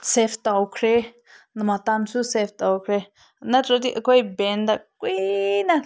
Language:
Manipuri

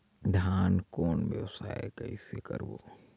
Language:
Chhattisgarhi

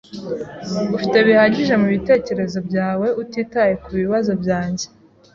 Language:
Kinyarwanda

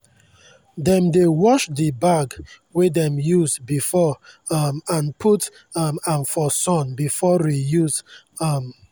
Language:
Nigerian Pidgin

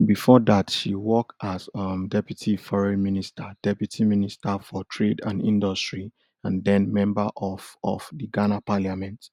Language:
Nigerian Pidgin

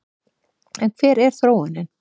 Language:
Icelandic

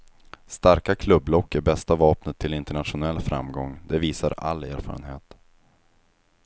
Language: Swedish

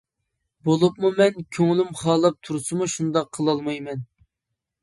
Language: Uyghur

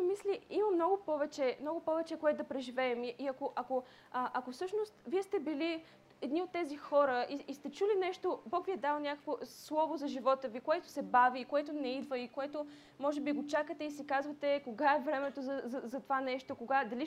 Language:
Bulgarian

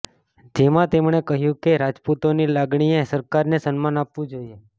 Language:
Gujarati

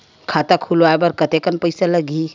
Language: Chhattisgarhi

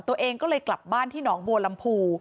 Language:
Thai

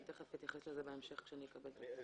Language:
Hebrew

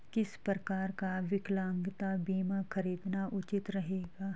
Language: Hindi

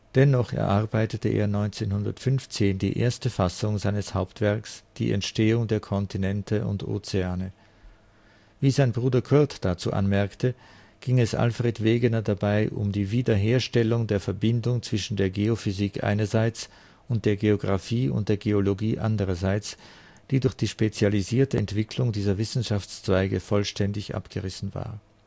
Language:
German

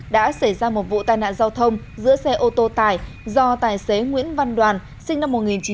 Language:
Vietnamese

